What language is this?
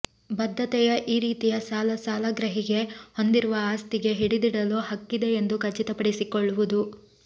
Kannada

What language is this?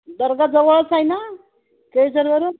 Marathi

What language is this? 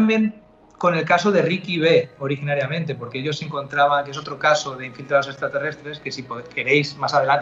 Spanish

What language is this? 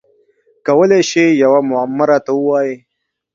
Pashto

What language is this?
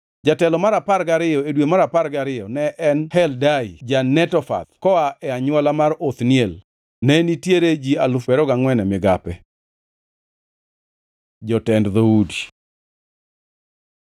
Luo (Kenya and Tanzania)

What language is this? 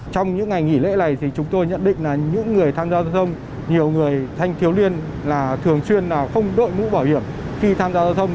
Vietnamese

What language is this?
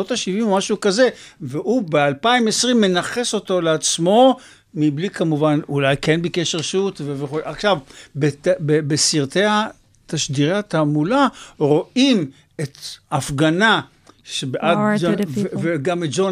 Hebrew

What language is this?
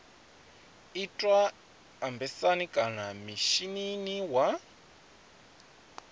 Venda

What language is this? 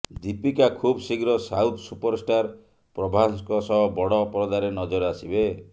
Odia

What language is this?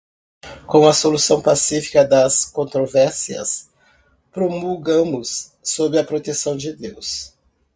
Portuguese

